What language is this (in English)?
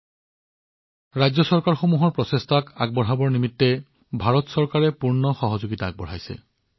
Assamese